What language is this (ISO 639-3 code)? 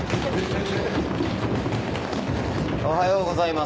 jpn